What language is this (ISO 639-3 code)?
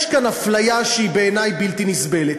heb